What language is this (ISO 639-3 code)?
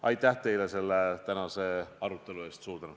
est